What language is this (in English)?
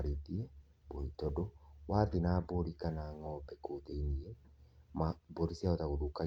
Kikuyu